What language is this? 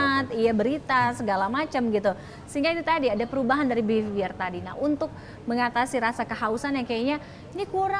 Indonesian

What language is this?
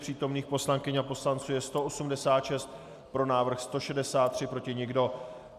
Czech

